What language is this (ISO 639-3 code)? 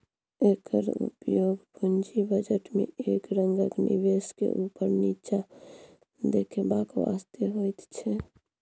mai